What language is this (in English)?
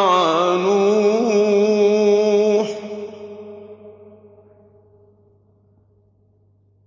Arabic